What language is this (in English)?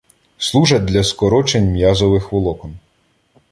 Ukrainian